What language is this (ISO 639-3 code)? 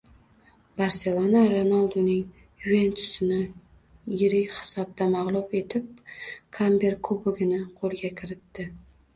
uzb